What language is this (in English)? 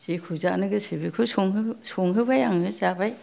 Bodo